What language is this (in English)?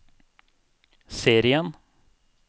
Norwegian